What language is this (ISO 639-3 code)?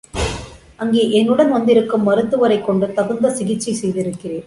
tam